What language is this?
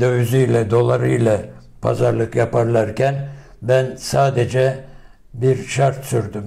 Turkish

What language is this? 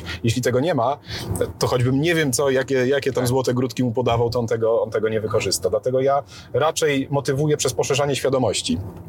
Polish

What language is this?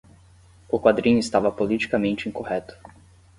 Portuguese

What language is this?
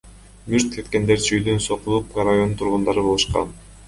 Kyrgyz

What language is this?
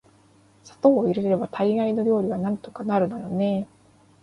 Japanese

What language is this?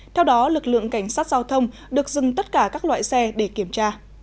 Vietnamese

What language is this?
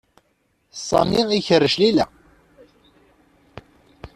Kabyle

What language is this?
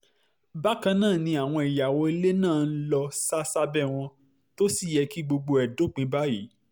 Yoruba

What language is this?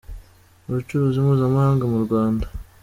Kinyarwanda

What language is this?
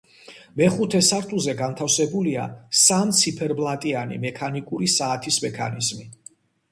Georgian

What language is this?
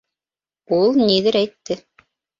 Bashkir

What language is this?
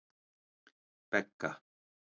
Icelandic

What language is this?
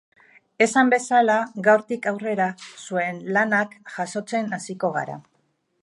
Basque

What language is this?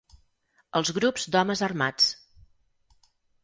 Catalan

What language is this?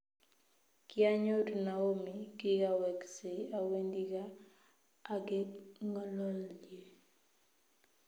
Kalenjin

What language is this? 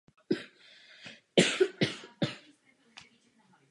Czech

